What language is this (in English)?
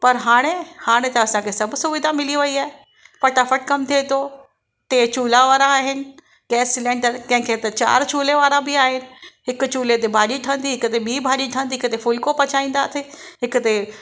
Sindhi